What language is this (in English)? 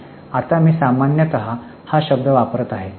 Marathi